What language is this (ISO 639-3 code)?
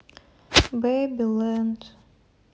rus